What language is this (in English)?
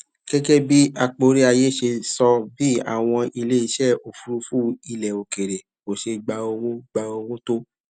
Yoruba